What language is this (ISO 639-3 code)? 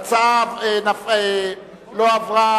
heb